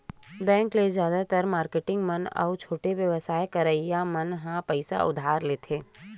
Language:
Chhattisgarhi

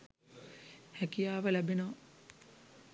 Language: Sinhala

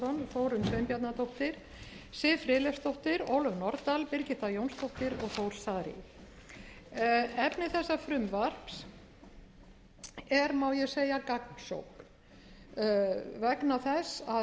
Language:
Icelandic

